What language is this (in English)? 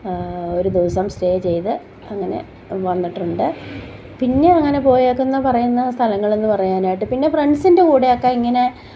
Malayalam